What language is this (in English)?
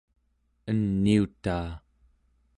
Central Yupik